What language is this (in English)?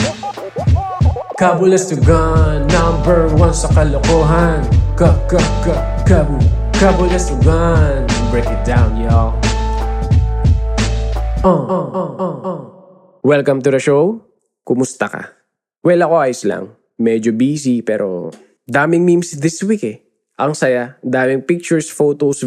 Filipino